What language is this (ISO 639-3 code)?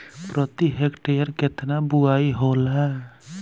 bho